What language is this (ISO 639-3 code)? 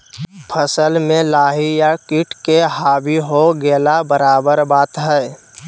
mag